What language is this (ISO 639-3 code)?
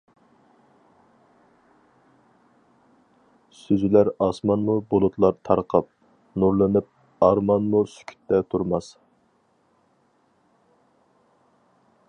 uig